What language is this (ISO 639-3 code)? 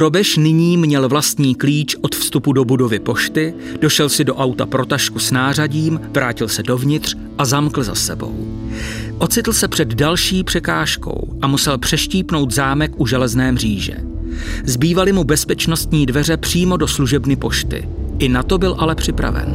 ces